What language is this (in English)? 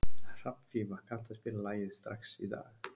Icelandic